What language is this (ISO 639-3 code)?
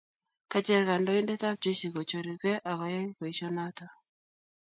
kln